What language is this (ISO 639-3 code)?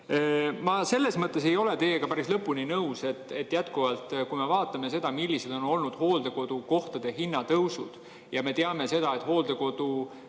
est